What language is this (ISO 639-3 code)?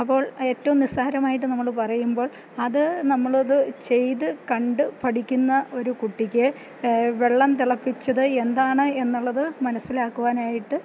mal